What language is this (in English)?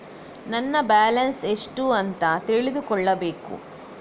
Kannada